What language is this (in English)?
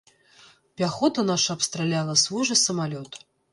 Belarusian